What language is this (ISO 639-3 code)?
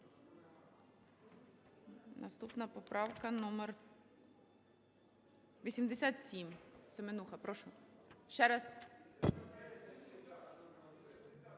ukr